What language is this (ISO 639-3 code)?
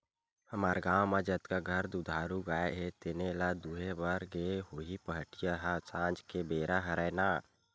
hne